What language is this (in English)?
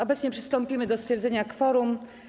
Polish